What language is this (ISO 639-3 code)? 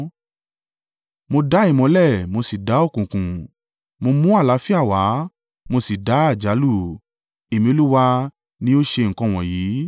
yor